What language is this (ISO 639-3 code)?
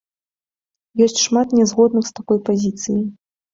bel